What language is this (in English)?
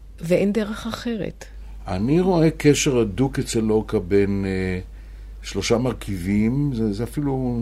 Hebrew